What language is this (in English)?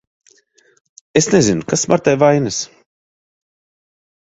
Latvian